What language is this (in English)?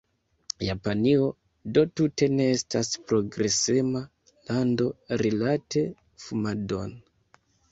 Esperanto